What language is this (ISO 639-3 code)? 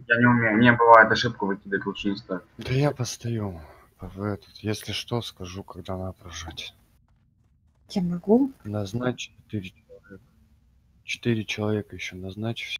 rus